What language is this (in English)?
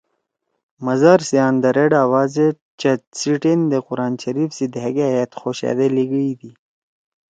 Torwali